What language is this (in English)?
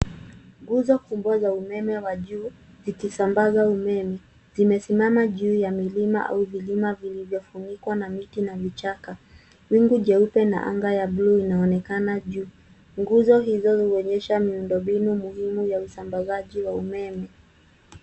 Swahili